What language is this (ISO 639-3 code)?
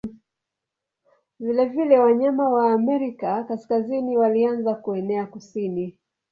swa